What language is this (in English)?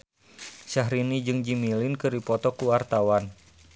Sundanese